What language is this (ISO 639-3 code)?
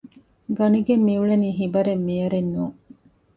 div